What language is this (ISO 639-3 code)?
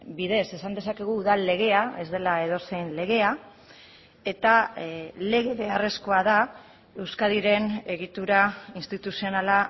eus